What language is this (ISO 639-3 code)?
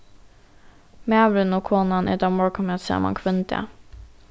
fao